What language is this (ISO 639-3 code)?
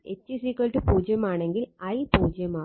mal